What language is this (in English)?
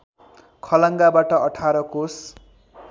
Nepali